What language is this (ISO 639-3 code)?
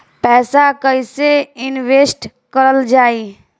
bho